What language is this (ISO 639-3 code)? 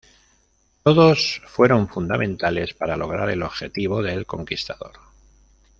spa